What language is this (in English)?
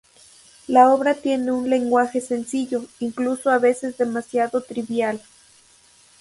Spanish